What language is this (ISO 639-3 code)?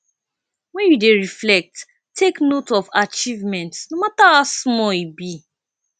pcm